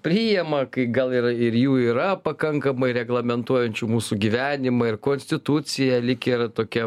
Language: Lithuanian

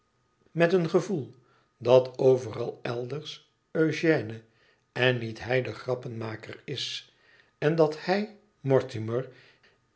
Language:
Dutch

